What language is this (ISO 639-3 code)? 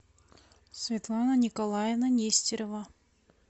rus